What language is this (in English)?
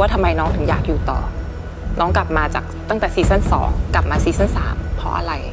Thai